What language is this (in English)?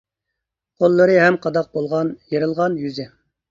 Uyghur